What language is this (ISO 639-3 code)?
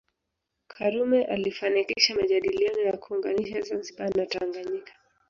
swa